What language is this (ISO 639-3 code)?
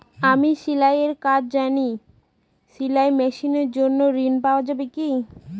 ben